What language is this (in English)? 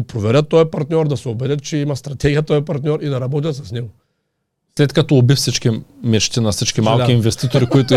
Bulgarian